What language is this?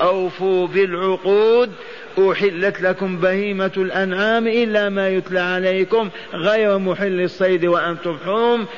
Arabic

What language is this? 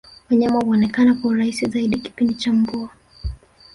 Swahili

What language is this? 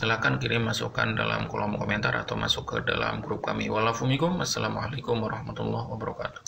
Indonesian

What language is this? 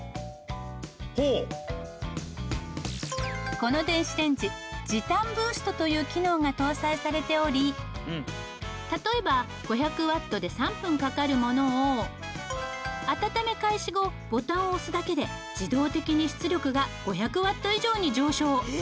Japanese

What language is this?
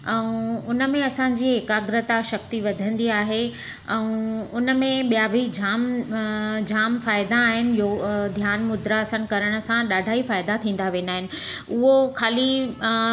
Sindhi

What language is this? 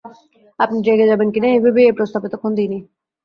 Bangla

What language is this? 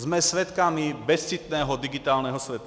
Czech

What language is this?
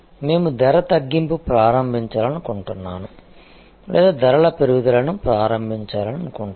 Telugu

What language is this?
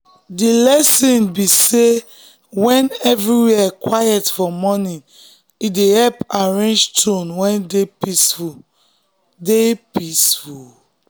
Nigerian Pidgin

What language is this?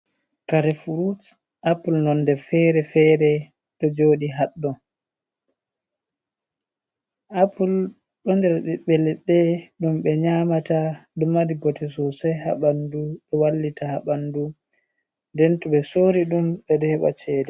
Fula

